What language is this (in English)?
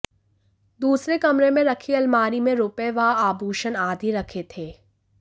Hindi